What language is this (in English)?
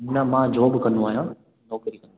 Sindhi